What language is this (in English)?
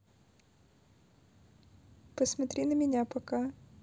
Russian